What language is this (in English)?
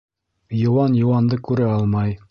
Bashkir